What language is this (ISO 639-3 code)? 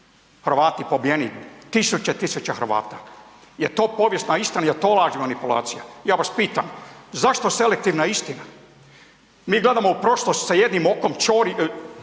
hrv